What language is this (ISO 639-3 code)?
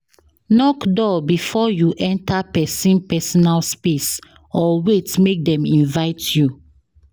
pcm